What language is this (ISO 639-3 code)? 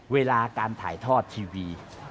tha